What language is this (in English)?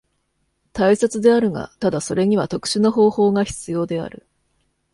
Japanese